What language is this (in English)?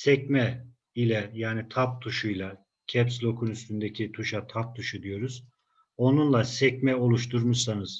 Turkish